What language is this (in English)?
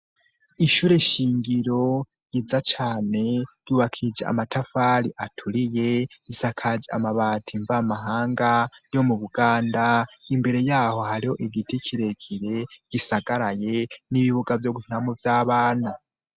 Rundi